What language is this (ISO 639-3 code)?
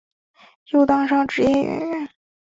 zho